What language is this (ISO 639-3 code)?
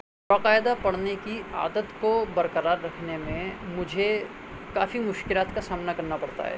urd